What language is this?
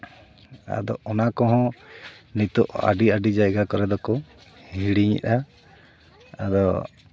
Santali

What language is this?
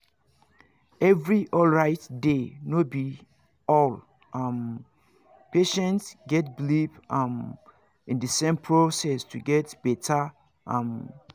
Nigerian Pidgin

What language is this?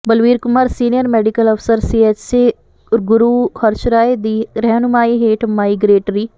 Punjabi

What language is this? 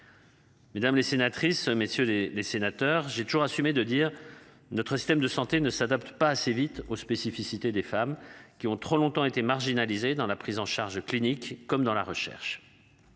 French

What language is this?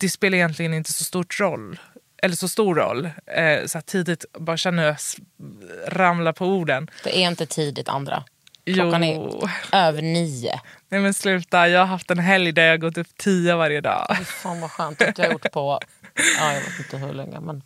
Swedish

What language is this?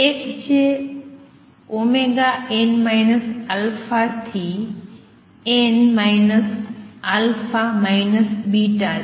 Gujarati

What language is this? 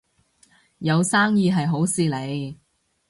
Cantonese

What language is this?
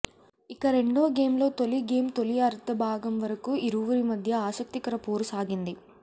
Telugu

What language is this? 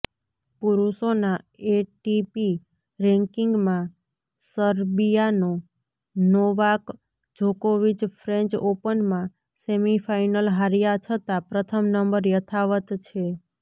Gujarati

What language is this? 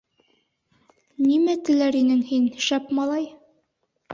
Bashkir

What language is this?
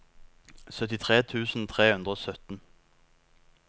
Norwegian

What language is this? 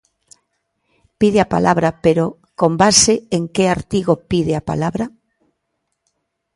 Galician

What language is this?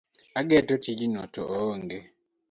Luo (Kenya and Tanzania)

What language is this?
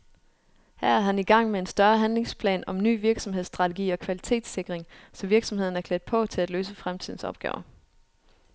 Danish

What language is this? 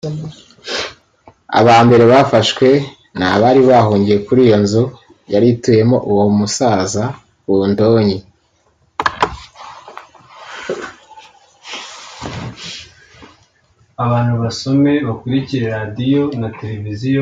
Kinyarwanda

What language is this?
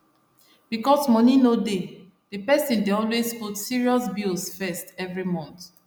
Nigerian Pidgin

